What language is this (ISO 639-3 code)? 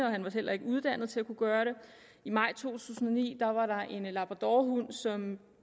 dan